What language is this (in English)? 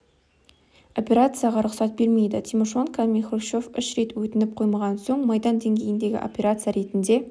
Kazakh